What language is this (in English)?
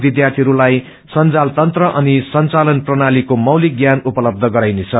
Nepali